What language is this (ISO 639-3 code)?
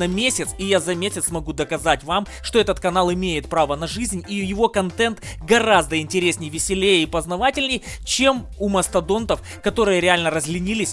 rus